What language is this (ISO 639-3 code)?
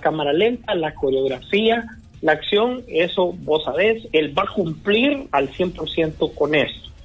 spa